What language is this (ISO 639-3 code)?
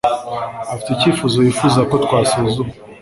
kin